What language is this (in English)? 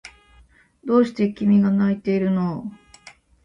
Japanese